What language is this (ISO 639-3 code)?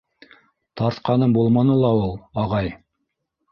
bak